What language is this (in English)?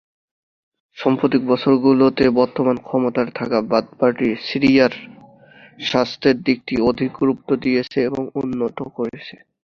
Bangla